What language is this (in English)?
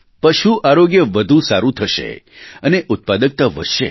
Gujarati